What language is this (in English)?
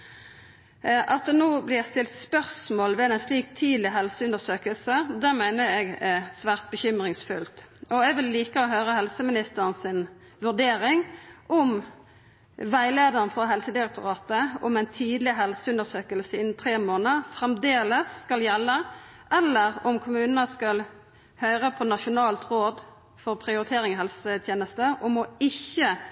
Norwegian Nynorsk